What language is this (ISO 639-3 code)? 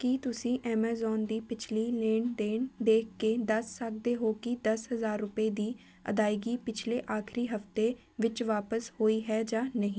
pan